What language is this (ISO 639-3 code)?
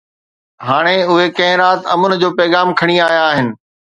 snd